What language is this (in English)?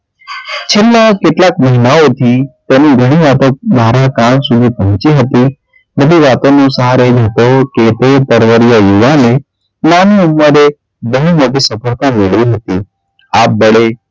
Gujarati